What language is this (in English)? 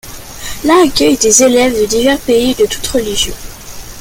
French